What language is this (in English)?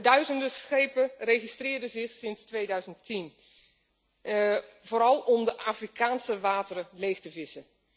Dutch